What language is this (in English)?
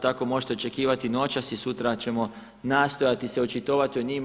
Croatian